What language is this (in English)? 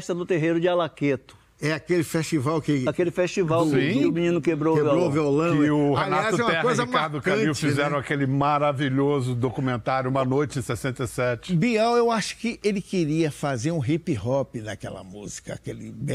Portuguese